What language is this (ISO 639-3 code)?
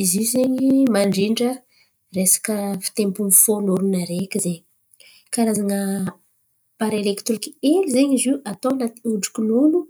xmv